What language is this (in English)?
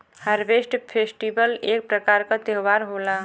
Bhojpuri